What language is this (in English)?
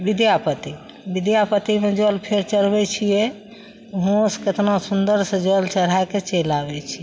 Maithili